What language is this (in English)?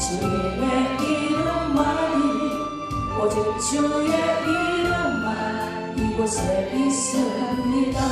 Korean